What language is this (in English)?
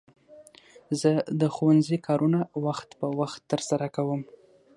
Pashto